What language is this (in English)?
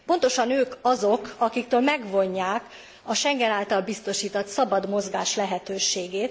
Hungarian